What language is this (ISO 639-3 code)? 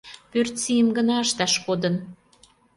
chm